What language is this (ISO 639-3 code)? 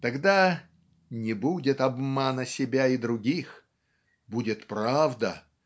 rus